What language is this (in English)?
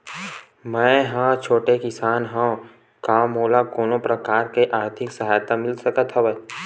Chhattisgarhi